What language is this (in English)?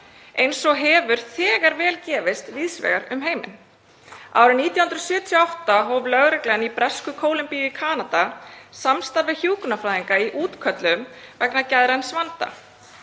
Icelandic